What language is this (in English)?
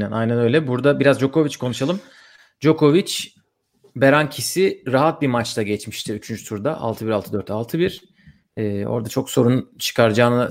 Turkish